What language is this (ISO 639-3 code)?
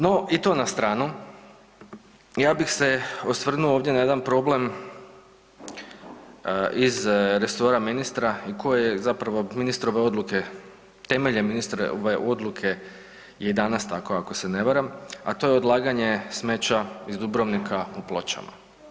hrv